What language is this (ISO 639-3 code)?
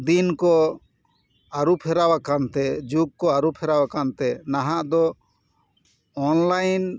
sat